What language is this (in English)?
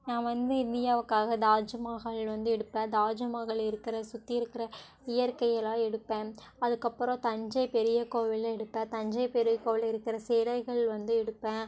Tamil